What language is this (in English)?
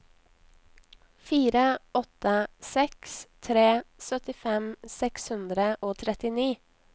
Norwegian